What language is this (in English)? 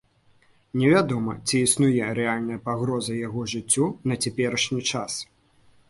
Belarusian